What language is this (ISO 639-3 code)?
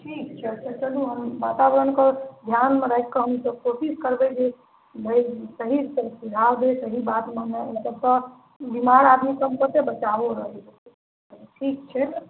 mai